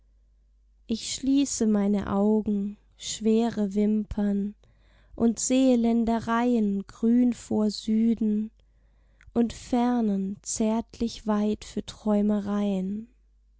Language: German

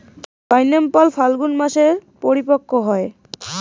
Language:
Bangla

